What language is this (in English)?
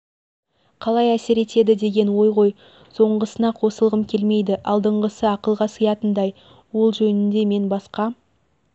Kazakh